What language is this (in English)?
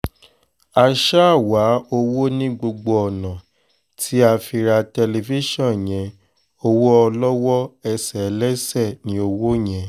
Yoruba